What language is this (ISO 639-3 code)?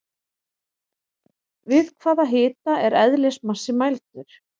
isl